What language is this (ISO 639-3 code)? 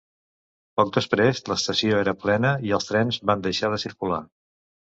cat